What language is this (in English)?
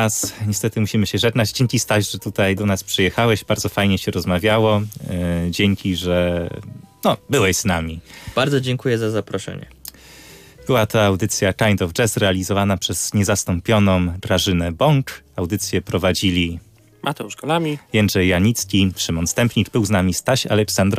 Polish